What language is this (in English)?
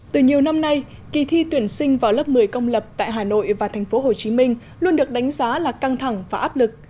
Vietnamese